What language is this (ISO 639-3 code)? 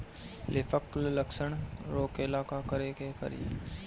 bho